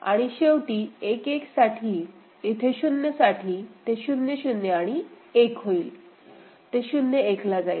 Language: Marathi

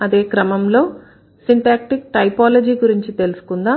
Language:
Telugu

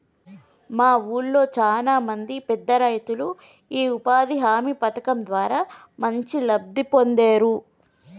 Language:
Telugu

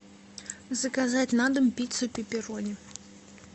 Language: Russian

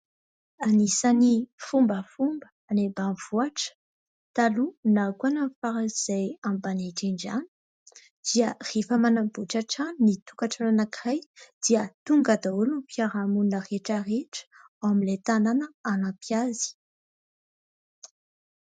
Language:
Malagasy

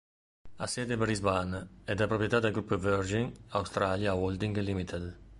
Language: Italian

